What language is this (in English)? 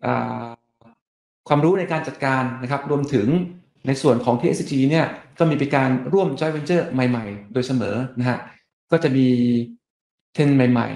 Thai